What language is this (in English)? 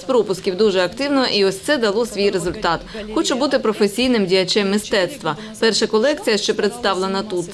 Ukrainian